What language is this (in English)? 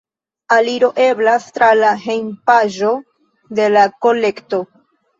Esperanto